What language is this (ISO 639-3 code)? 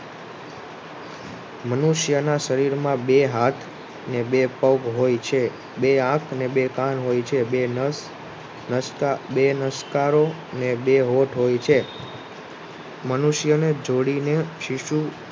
guj